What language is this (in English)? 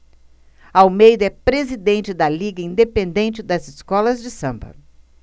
Portuguese